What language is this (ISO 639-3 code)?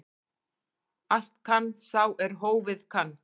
isl